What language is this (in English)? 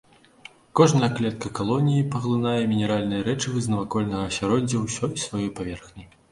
Belarusian